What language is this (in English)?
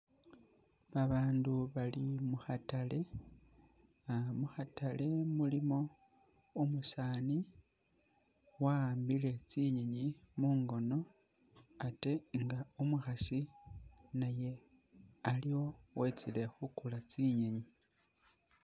Masaaba